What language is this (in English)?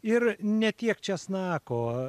Lithuanian